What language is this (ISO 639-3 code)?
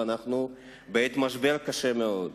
heb